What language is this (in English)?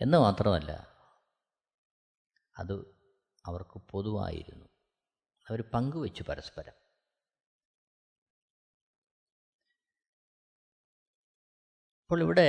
Malayalam